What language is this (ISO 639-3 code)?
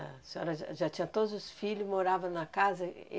por